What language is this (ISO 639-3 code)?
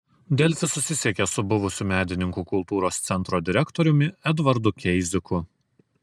lit